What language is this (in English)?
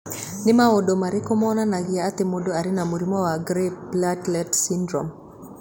Kikuyu